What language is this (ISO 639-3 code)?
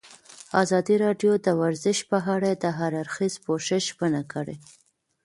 pus